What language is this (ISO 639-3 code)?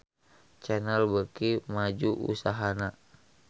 sun